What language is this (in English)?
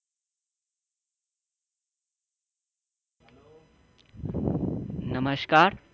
Gujarati